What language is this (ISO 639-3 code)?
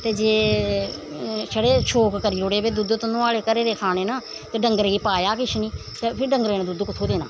doi